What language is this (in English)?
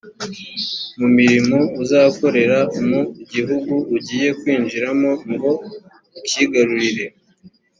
Kinyarwanda